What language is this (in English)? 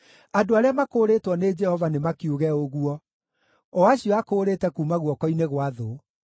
Kikuyu